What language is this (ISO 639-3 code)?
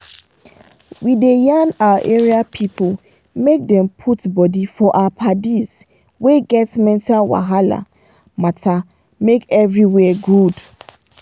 pcm